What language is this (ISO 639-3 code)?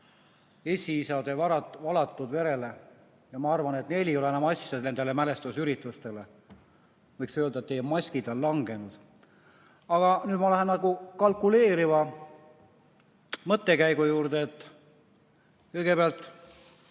est